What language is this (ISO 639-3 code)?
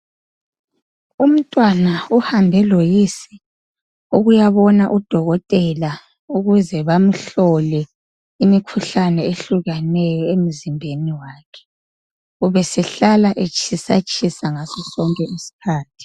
nde